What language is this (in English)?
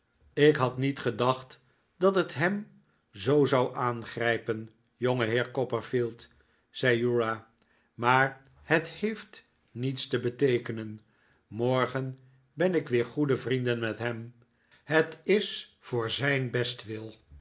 Dutch